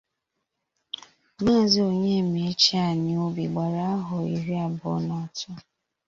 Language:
Igbo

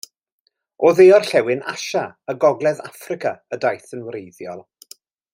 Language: Welsh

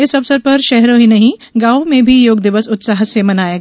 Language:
Hindi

